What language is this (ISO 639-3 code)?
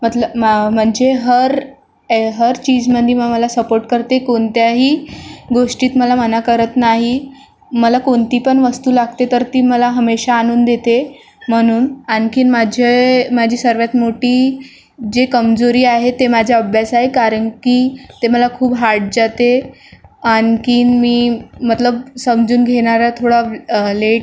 mar